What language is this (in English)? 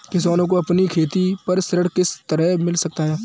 Hindi